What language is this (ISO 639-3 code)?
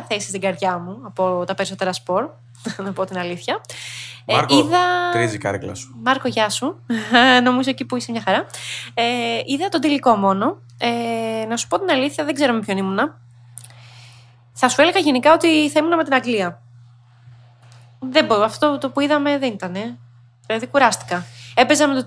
ell